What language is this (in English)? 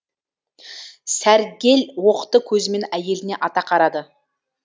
Kazakh